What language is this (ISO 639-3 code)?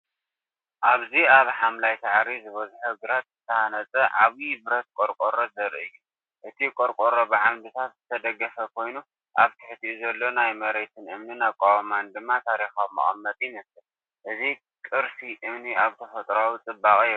tir